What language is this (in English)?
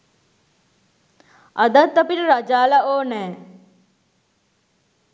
Sinhala